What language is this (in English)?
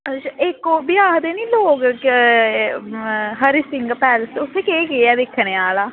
Dogri